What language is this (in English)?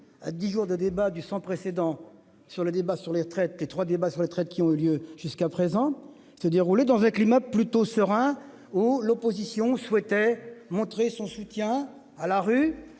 French